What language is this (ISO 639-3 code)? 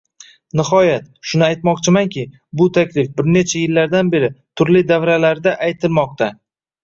uzb